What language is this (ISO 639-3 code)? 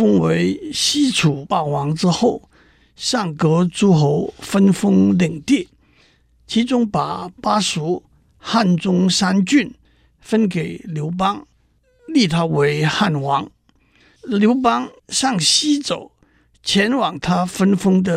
zho